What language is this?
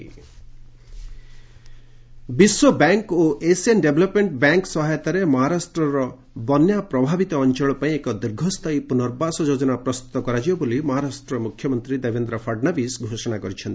Odia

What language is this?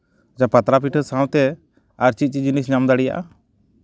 Santali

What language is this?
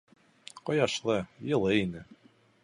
Bashkir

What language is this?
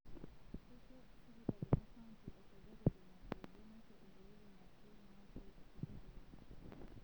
Masai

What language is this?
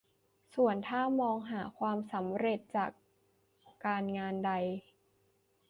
Thai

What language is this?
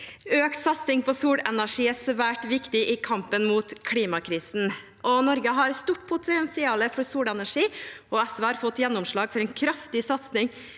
Norwegian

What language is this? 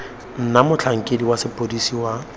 Tswana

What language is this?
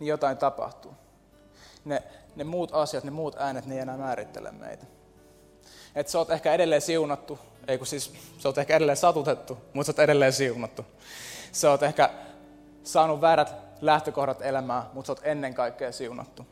Finnish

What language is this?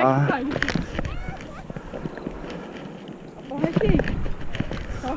Korean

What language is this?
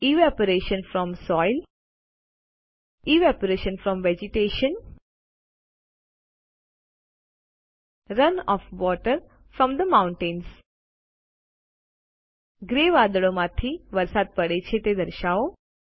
Gujarati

